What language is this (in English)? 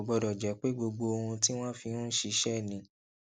Yoruba